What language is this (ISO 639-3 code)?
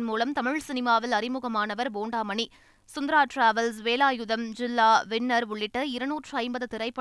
tam